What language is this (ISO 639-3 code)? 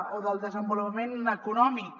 cat